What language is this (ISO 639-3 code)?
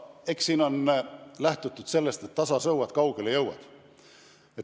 est